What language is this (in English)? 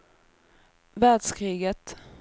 Swedish